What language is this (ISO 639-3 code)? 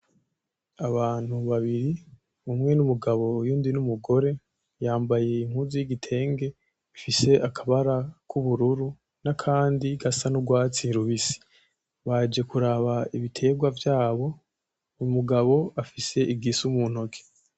run